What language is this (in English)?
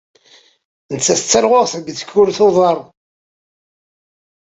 Kabyle